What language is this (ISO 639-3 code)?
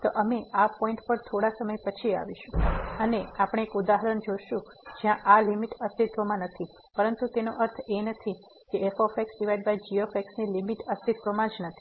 guj